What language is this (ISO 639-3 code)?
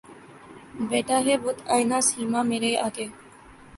urd